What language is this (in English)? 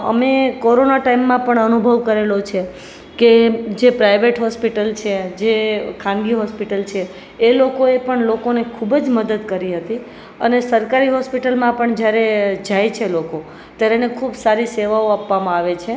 Gujarati